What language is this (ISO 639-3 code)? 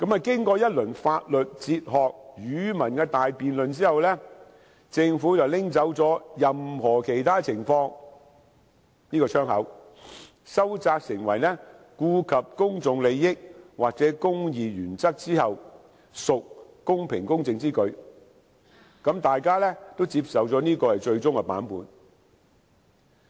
yue